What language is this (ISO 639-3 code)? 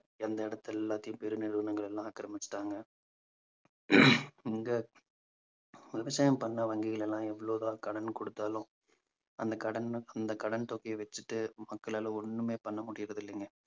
tam